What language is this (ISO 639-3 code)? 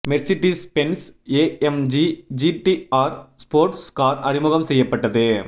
tam